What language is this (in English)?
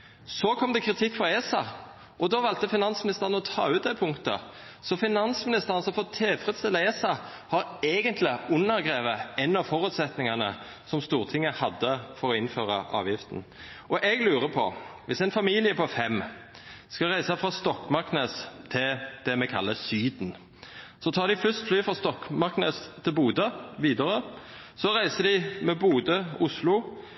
Norwegian Nynorsk